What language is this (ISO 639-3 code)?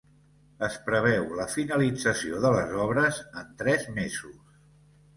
cat